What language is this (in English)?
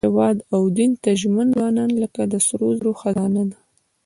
Pashto